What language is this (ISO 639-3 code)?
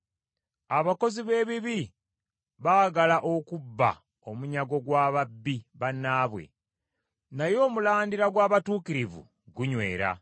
lug